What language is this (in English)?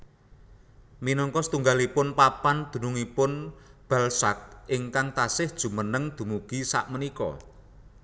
Javanese